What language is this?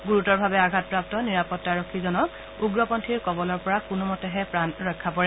Assamese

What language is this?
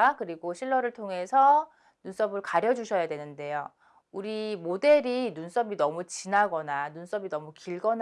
Korean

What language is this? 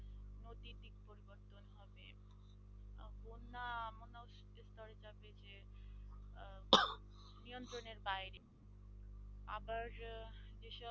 Bangla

